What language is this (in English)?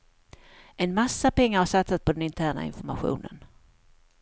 Swedish